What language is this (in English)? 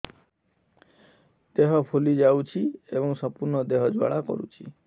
Odia